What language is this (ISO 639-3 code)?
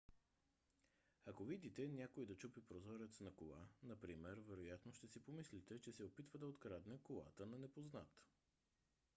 bul